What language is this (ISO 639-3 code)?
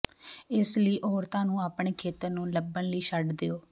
pan